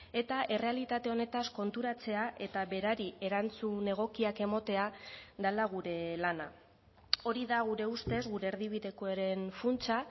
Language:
Basque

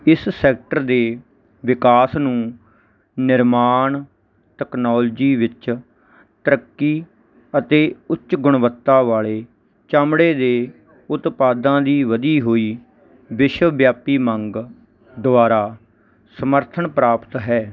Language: Punjabi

